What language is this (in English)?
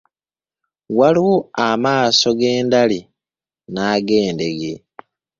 Ganda